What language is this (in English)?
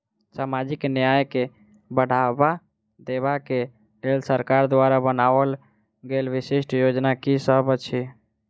Maithili